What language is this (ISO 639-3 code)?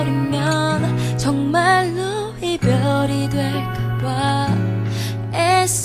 kor